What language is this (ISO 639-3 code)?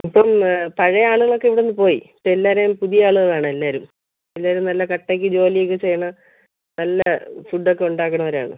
mal